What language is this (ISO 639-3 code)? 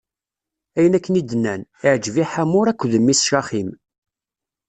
kab